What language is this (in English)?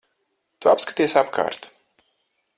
Latvian